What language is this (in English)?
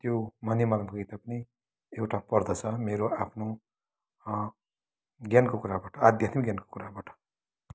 Nepali